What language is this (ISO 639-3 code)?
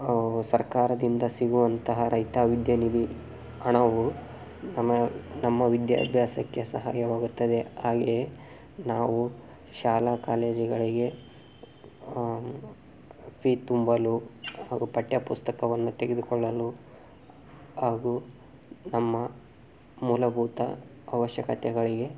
kan